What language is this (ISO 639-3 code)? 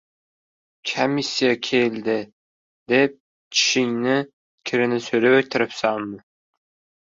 uzb